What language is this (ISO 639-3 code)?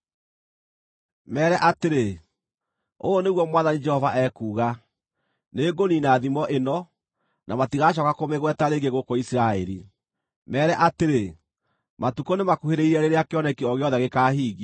kik